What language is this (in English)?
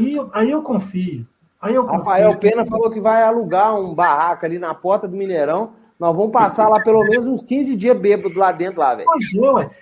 Portuguese